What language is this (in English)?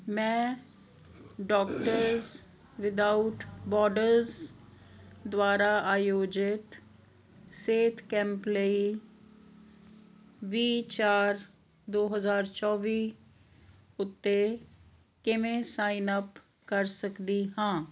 Punjabi